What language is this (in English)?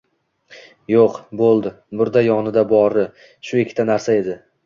Uzbek